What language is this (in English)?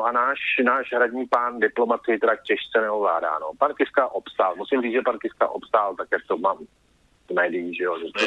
Czech